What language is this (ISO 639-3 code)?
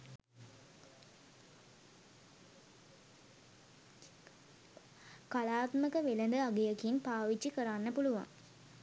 sin